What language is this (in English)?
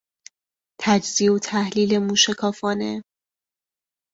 Persian